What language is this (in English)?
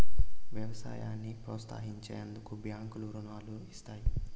Telugu